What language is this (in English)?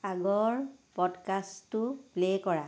Assamese